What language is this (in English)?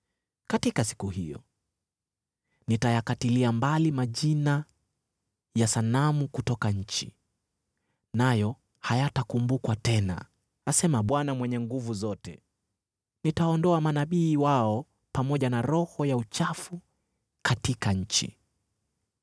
Swahili